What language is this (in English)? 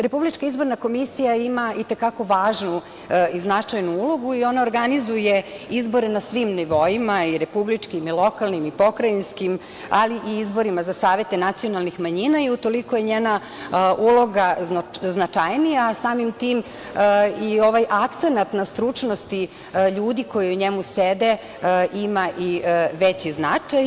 Serbian